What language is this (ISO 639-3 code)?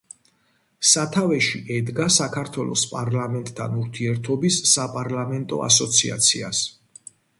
kat